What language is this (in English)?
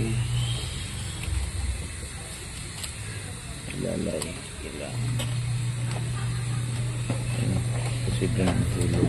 Filipino